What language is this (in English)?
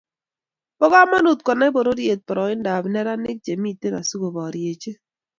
Kalenjin